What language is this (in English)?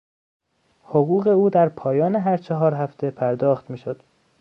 Persian